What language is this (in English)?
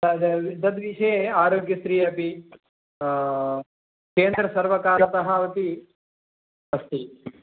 Sanskrit